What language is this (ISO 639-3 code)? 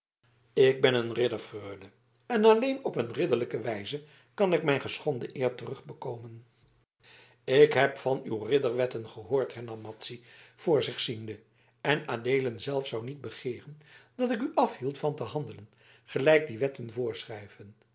nld